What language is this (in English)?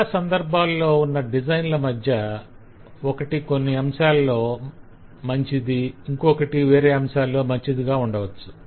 Telugu